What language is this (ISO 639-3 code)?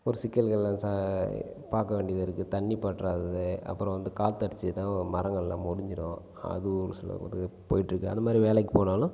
tam